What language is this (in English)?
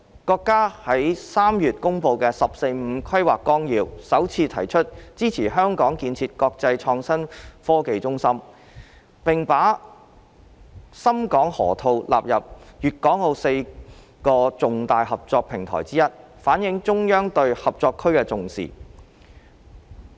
Cantonese